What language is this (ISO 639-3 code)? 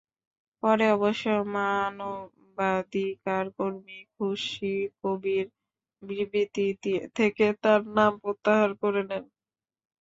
ben